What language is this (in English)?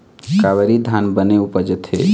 Chhattisgarhi